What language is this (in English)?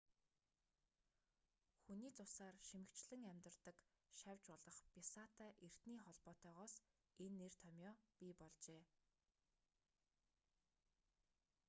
Mongolian